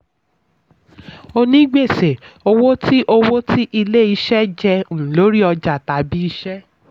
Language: Yoruba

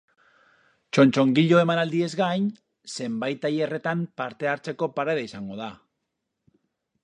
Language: Basque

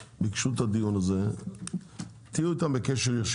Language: Hebrew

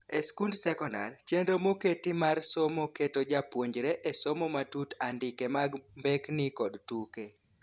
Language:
Luo (Kenya and Tanzania)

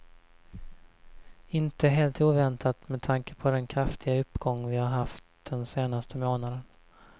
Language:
Swedish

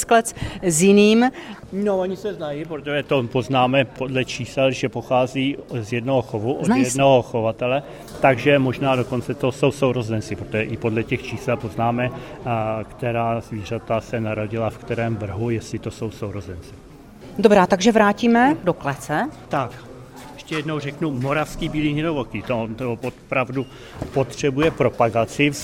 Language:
Czech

